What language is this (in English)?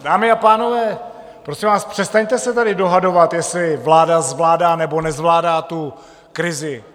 Czech